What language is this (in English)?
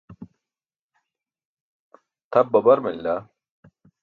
Burushaski